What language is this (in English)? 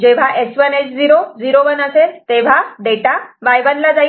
Marathi